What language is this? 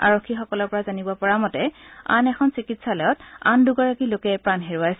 Assamese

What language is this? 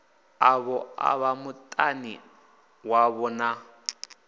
Venda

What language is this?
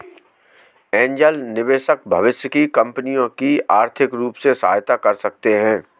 Hindi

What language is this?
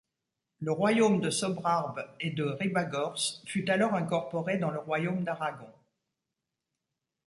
French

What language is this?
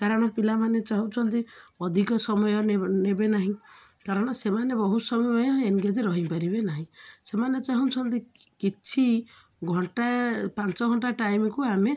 Odia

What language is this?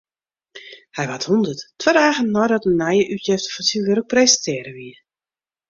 Western Frisian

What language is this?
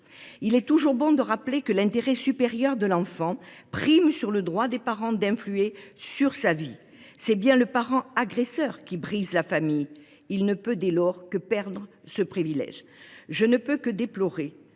French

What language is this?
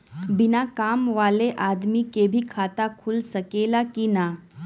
Bhojpuri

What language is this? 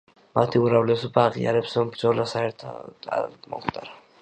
Georgian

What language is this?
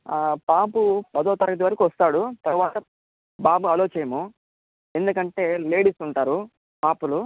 Telugu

